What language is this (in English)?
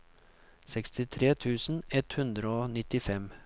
Norwegian